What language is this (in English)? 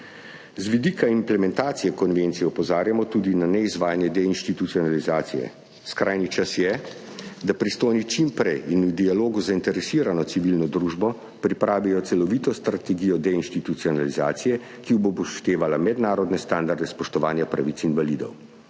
Slovenian